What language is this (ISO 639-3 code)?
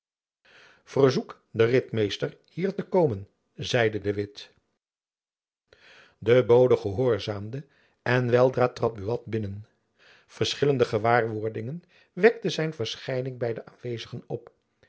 nld